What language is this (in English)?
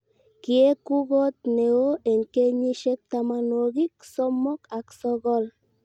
Kalenjin